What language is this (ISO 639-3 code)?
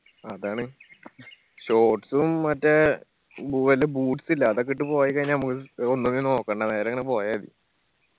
mal